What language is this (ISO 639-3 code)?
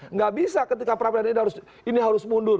ind